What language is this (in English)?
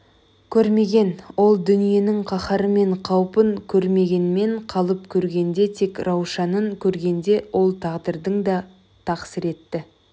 Kazakh